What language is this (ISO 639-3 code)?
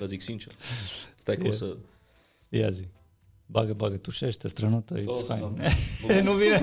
ron